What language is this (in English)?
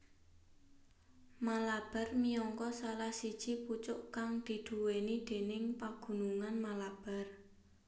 Javanese